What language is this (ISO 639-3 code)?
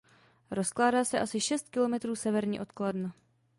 ces